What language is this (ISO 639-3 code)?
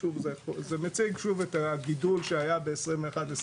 heb